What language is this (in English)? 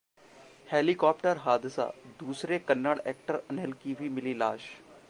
Hindi